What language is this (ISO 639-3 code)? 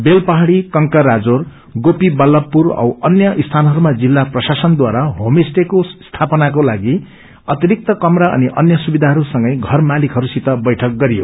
nep